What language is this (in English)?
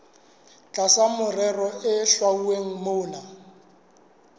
Southern Sotho